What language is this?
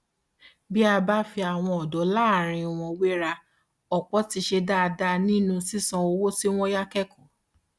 Yoruba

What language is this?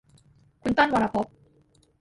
Thai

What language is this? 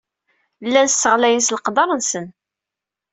Kabyle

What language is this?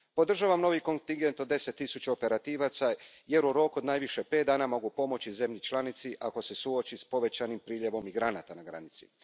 Croatian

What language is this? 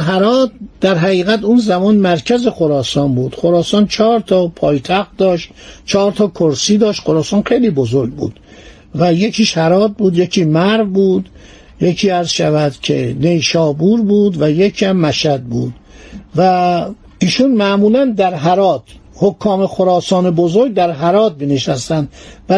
Persian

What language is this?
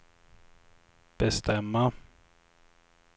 Swedish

